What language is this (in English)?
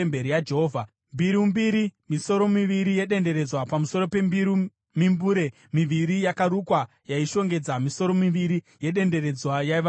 Shona